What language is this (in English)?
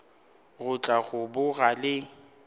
Northern Sotho